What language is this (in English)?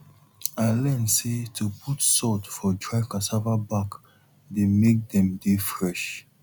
Nigerian Pidgin